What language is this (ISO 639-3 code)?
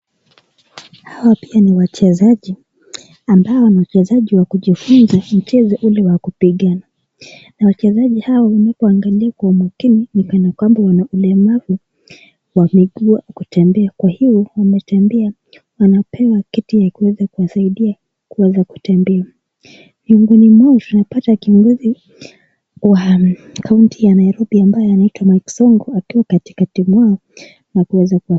swa